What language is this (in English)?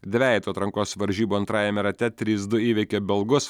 Lithuanian